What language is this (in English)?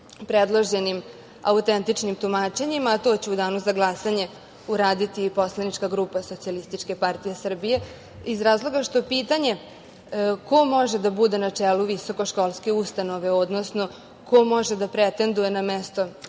Serbian